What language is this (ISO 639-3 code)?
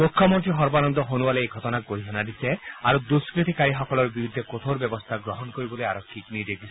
asm